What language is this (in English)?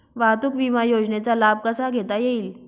Marathi